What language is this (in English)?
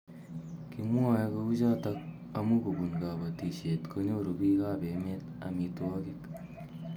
Kalenjin